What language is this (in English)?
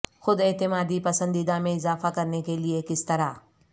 Urdu